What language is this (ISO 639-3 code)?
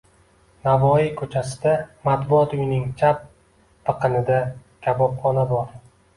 uzb